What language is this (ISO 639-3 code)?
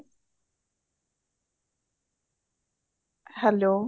pan